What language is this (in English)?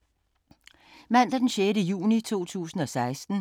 Danish